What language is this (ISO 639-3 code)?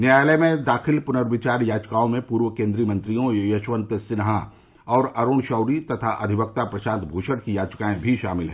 hin